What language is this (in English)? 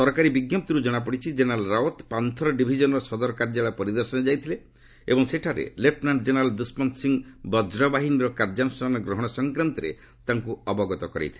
Odia